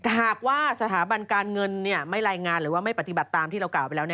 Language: Thai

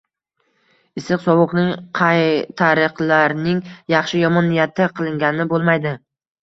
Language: Uzbek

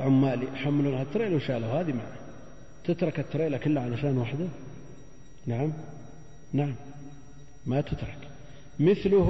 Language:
Arabic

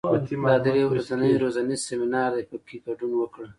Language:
Pashto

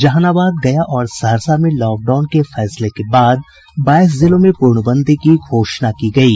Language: Hindi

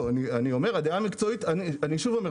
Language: Hebrew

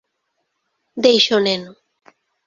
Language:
Galician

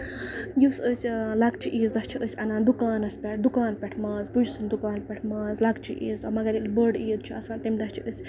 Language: Kashmiri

